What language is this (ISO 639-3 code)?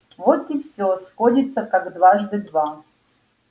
rus